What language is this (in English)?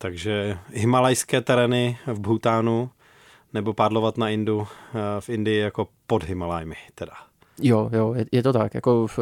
Czech